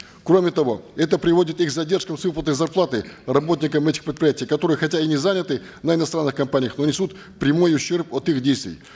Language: Kazakh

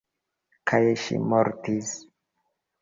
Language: Esperanto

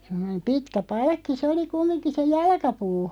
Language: Finnish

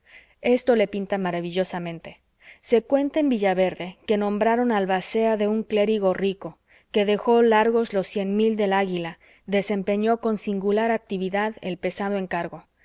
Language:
Spanish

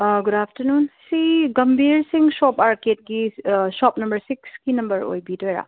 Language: Manipuri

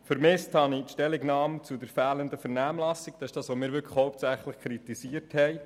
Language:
Swiss German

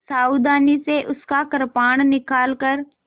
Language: Hindi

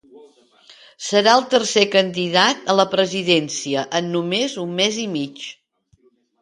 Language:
Catalan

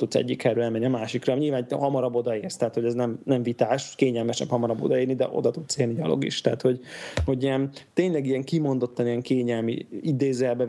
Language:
Hungarian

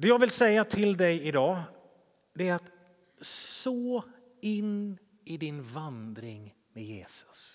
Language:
Swedish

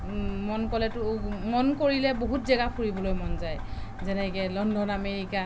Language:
Assamese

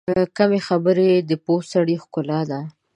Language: Pashto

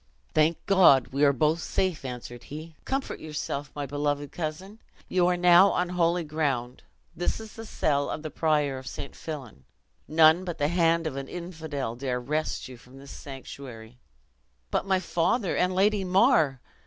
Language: English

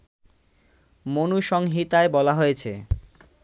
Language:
Bangla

